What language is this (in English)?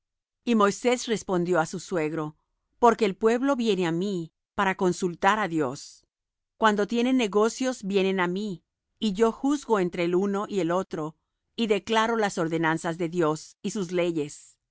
Spanish